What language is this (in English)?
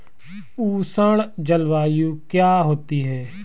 Hindi